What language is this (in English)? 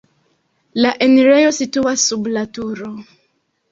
Esperanto